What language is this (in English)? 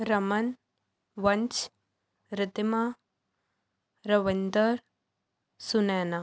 Punjabi